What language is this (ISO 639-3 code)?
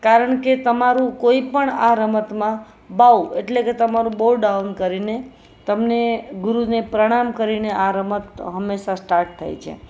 guj